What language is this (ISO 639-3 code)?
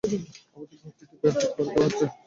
ben